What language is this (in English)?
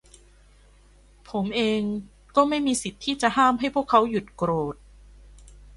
Thai